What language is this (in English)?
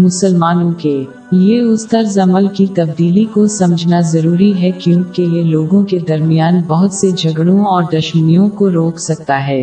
Urdu